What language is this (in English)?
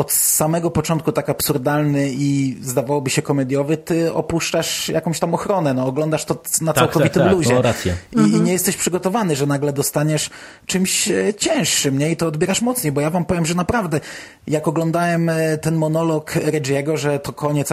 Polish